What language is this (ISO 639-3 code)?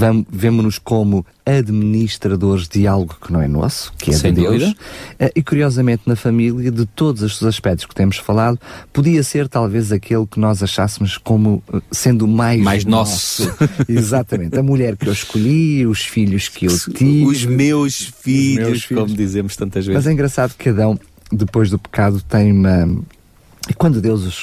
por